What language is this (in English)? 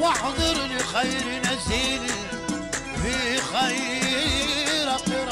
Arabic